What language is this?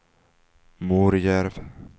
Swedish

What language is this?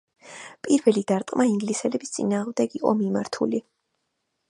Georgian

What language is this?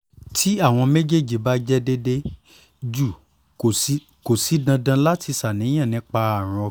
Yoruba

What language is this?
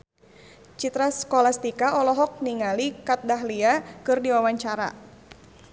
Sundanese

